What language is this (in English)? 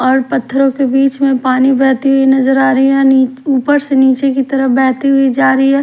Hindi